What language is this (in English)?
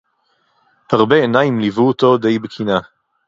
Hebrew